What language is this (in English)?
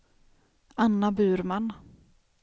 Swedish